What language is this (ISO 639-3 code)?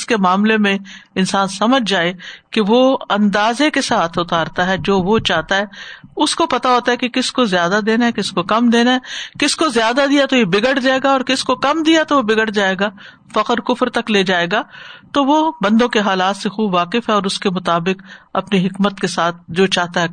urd